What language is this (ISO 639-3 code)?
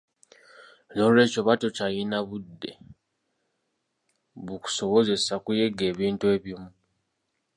lug